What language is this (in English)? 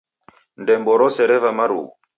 Taita